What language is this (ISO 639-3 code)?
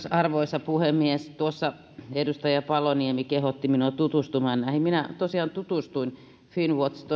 fin